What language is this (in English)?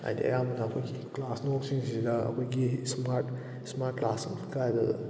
Manipuri